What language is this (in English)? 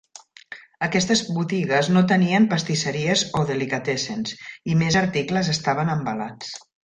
Catalan